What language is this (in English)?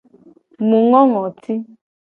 Gen